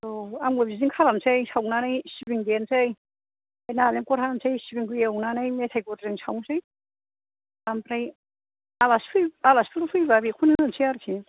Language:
Bodo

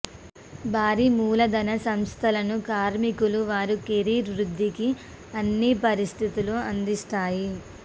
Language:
Telugu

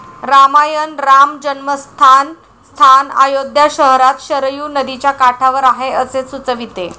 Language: Marathi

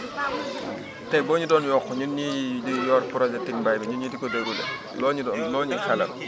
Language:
Wolof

